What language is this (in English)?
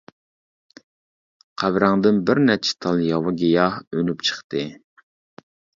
Uyghur